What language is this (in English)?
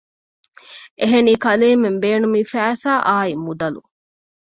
Divehi